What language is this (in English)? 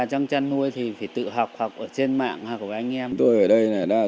Vietnamese